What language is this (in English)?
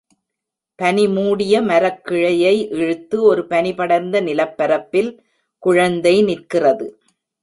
Tamil